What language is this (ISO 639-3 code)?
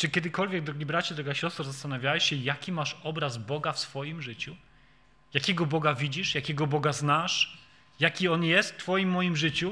pol